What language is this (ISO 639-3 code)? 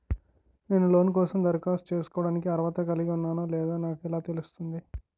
tel